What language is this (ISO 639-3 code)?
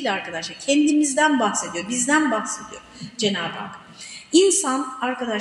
tur